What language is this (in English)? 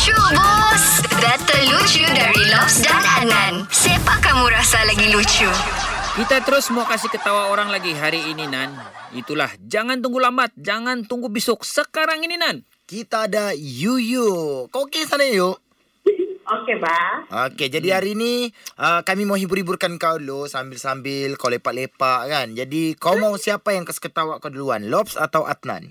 Malay